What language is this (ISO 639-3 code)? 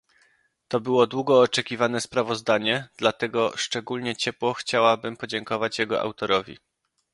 pol